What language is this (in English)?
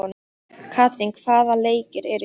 Icelandic